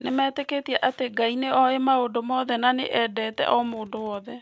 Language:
Kikuyu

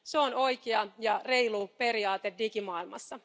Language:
Finnish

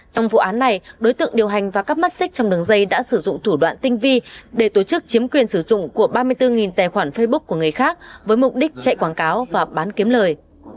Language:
Vietnamese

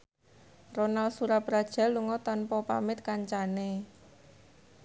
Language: Javanese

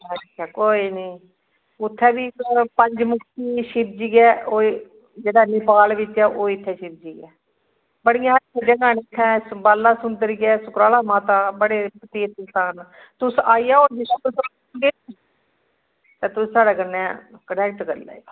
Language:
Dogri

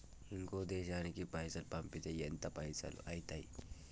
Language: Telugu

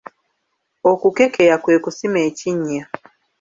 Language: Ganda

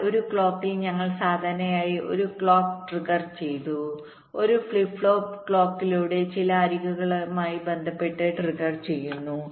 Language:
Malayalam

